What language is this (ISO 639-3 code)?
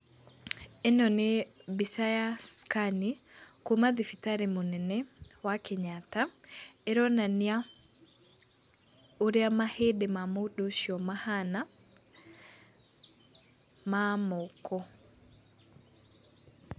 kik